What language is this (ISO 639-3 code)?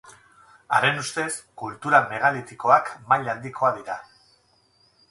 eus